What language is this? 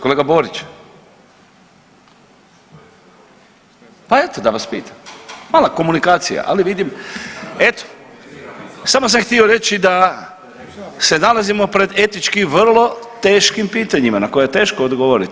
Croatian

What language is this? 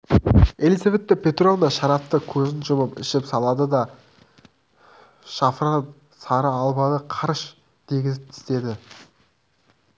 Kazakh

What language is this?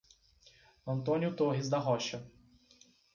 Portuguese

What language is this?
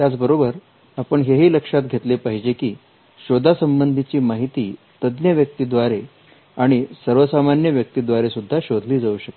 Marathi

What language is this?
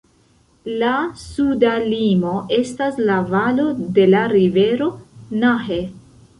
Esperanto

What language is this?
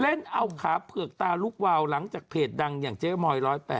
Thai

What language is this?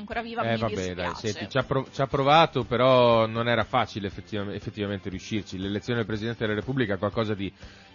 Italian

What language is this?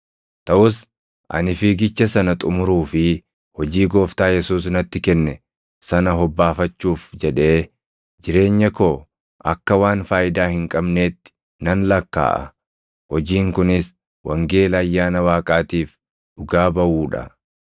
Oromo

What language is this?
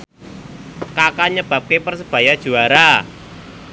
Javanese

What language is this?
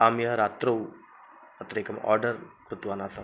Sanskrit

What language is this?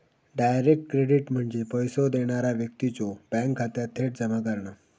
Marathi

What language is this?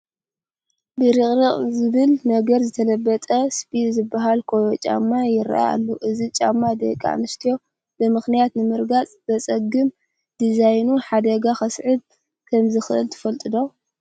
Tigrinya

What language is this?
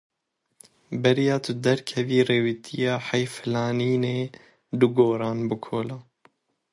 Kurdish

